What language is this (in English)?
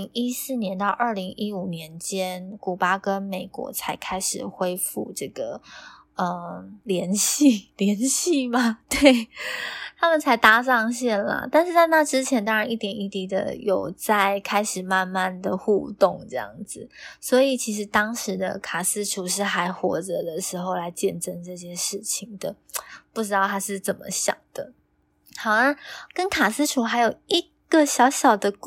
Chinese